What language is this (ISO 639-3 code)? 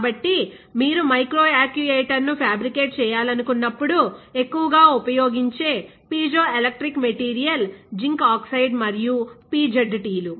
tel